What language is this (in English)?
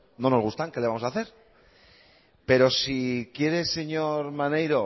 Spanish